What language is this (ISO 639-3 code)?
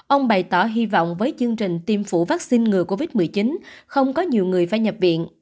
vie